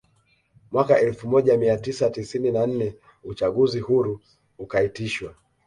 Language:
Swahili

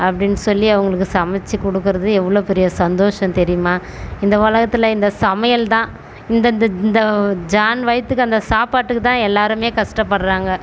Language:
Tamil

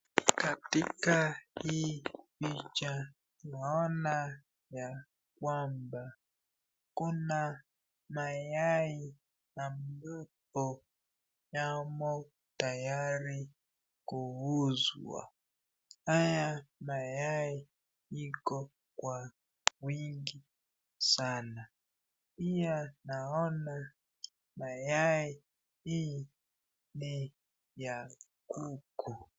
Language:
Swahili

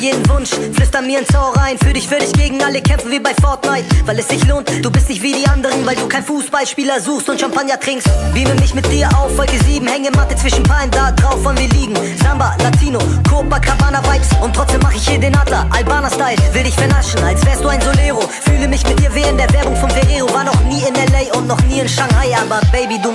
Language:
Thai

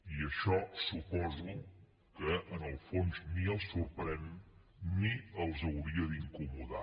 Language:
Catalan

